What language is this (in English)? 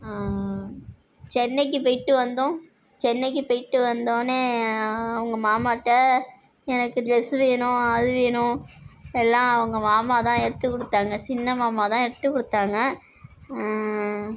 Tamil